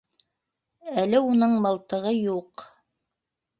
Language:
Bashkir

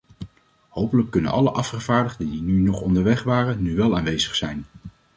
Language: Dutch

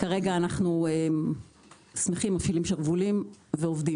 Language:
Hebrew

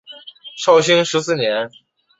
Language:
Chinese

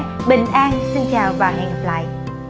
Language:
Vietnamese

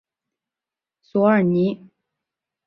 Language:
Chinese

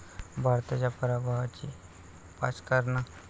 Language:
Marathi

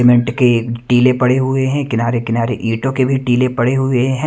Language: Hindi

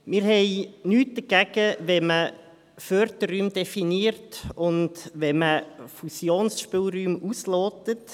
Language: Swiss German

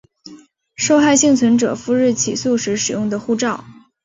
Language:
Chinese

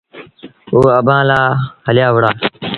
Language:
Sindhi Bhil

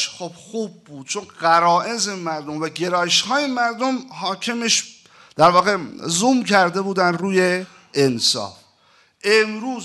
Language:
Persian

